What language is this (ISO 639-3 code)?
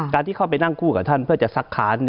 tha